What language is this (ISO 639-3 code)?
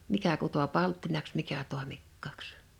fin